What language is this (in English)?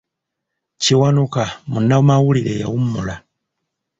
Ganda